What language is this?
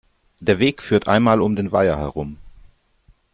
German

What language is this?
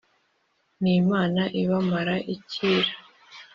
Kinyarwanda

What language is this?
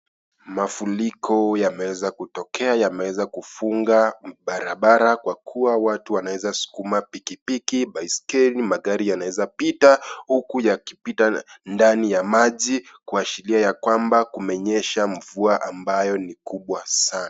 Swahili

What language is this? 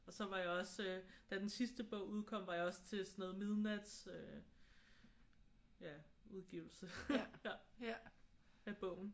Danish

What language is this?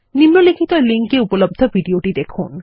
Bangla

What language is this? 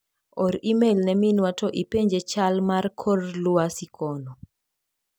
Luo (Kenya and Tanzania)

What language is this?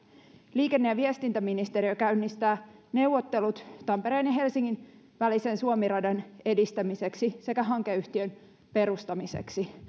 Finnish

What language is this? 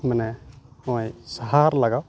Santali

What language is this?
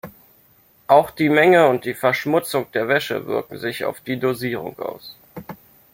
German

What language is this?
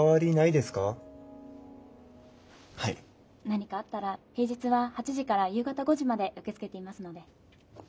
Japanese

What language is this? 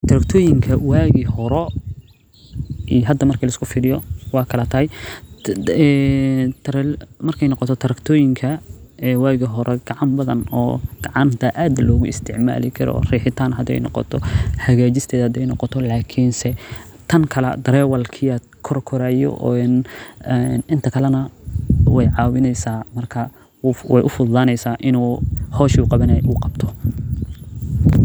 Somali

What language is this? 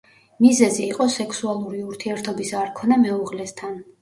Georgian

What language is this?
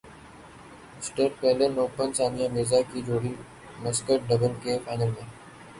Urdu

